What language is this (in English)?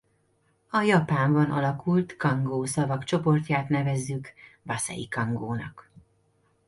Hungarian